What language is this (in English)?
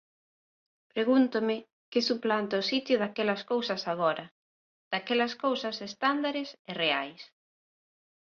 Galician